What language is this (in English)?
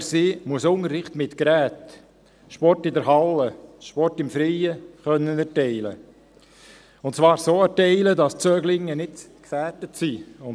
Swiss German